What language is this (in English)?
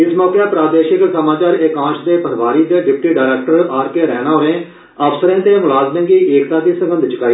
Dogri